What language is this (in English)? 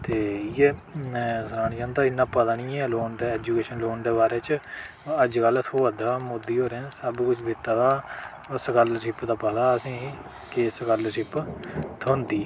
Dogri